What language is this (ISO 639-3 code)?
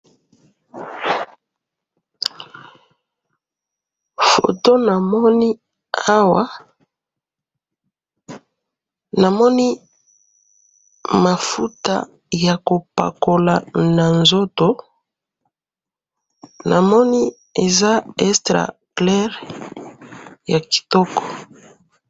lin